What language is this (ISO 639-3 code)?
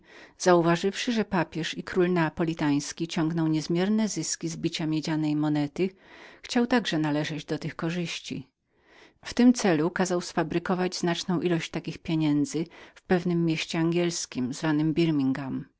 pol